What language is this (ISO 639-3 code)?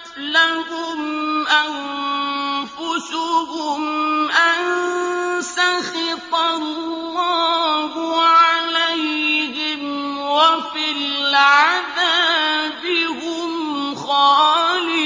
ara